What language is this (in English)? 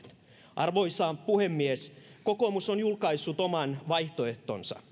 Finnish